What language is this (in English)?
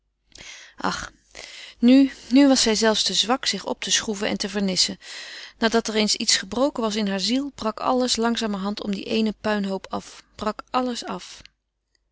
Dutch